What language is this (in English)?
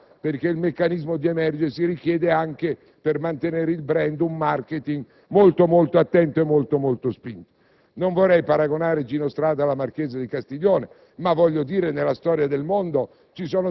Italian